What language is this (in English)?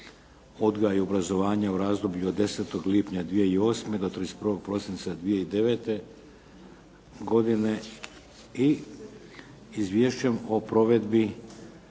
Croatian